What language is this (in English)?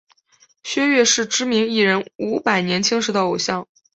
Chinese